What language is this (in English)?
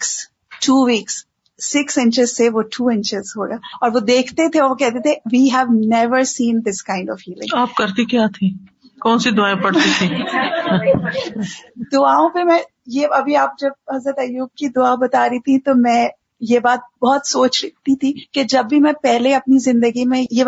Urdu